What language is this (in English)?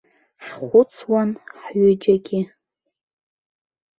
Abkhazian